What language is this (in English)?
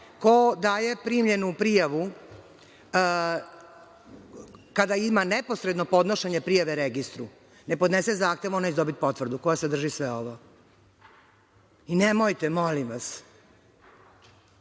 Serbian